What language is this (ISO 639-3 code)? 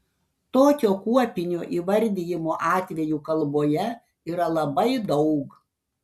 lit